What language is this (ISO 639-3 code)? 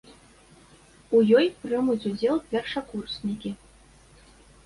bel